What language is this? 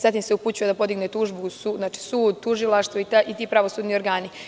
Serbian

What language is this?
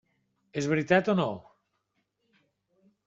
Catalan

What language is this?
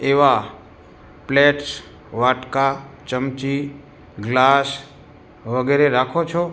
Gujarati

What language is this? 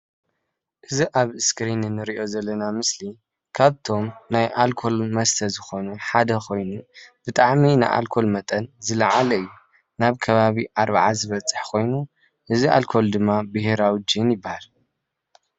Tigrinya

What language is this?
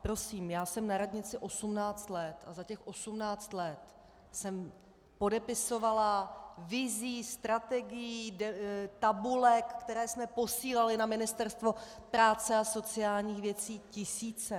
Czech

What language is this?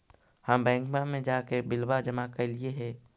Magahi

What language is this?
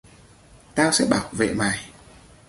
Vietnamese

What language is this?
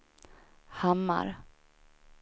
Swedish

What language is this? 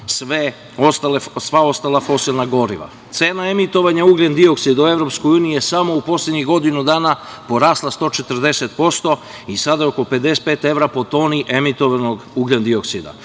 Serbian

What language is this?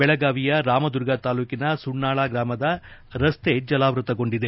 Kannada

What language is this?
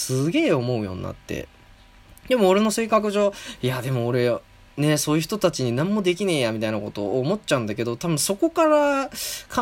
Japanese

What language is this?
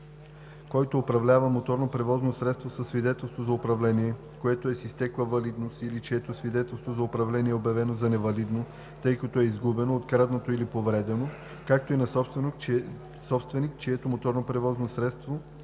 Bulgarian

